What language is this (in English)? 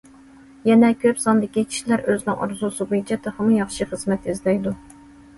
Uyghur